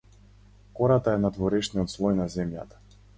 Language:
Macedonian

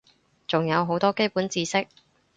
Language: Cantonese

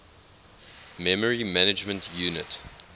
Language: English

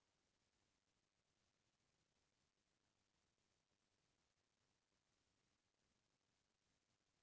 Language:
Chhattisgarhi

